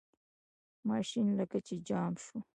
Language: Pashto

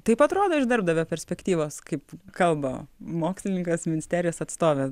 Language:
Lithuanian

